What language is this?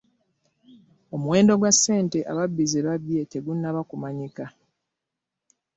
Ganda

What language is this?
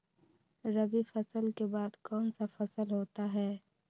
Magahi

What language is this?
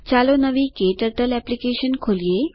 Gujarati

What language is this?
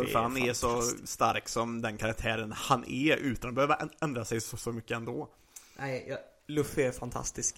Swedish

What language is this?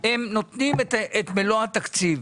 Hebrew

